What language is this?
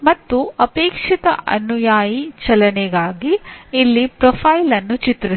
Kannada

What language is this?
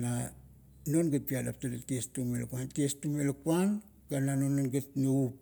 Kuot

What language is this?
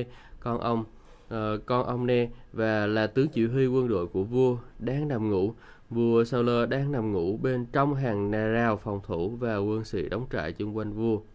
Vietnamese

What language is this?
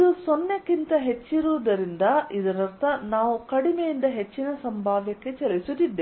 Kannada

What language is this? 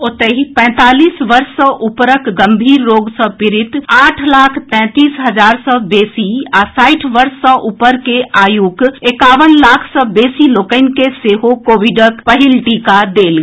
Maithili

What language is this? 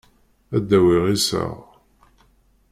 Kabyle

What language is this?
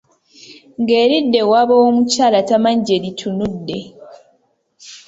Ganda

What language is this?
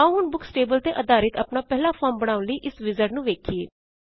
Punjabi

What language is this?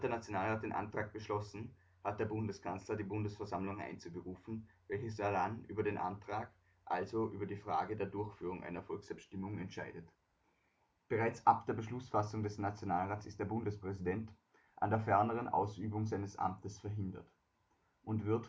German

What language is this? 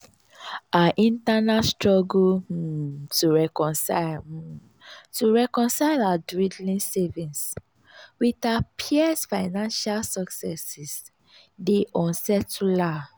Nigerian Pidgin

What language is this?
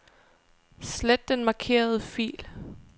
Danish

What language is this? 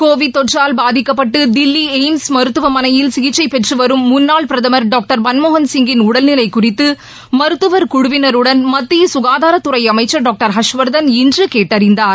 Tamil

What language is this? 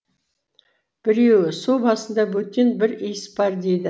Kazakh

